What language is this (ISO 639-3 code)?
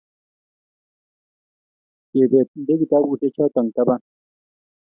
kln